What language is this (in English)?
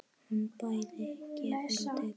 Icelandic